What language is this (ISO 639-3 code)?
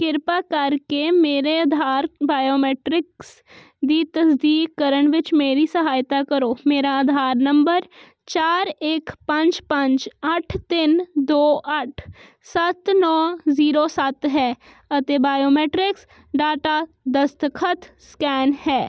pan